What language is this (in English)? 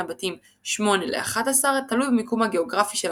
Hebrew